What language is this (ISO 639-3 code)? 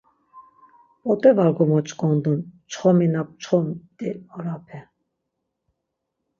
lzz